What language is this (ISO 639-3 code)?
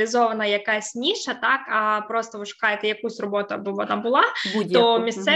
ukr